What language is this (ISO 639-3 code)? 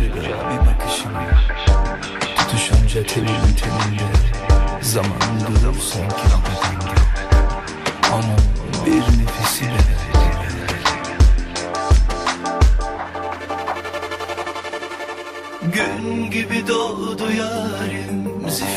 tur